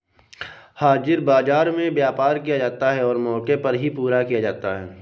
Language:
Hindi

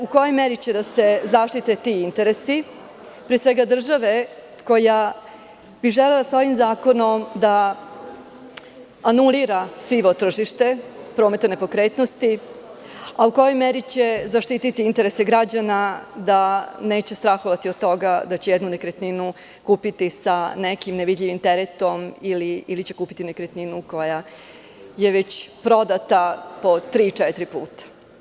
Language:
Serbian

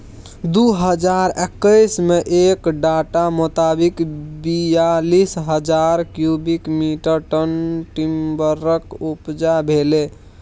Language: Maithili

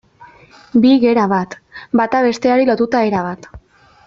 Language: Basque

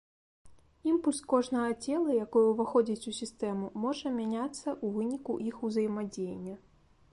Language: Belarusian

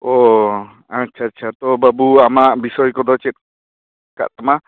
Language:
Santali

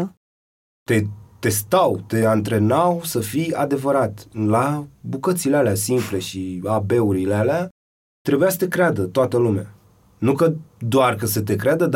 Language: Romanian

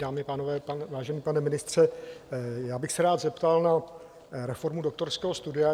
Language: Czech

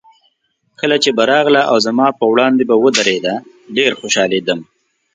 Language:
Pashto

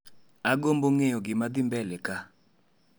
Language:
Luo (Kenya and Tanzania)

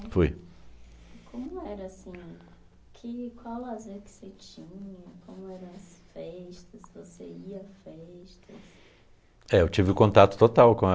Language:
Portuguese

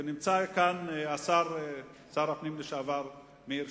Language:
Hebrew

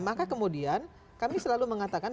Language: Indonesian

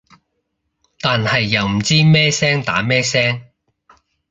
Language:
Cantonese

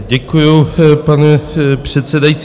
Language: Czech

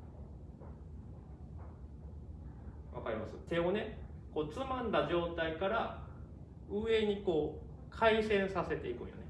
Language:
Japanese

